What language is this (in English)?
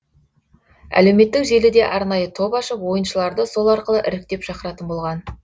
Kazakh